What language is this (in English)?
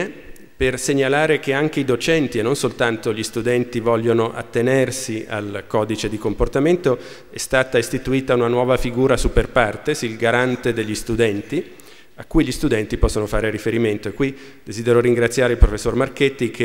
Italian